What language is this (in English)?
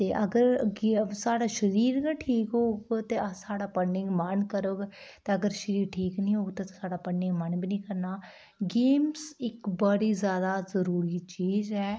Dogri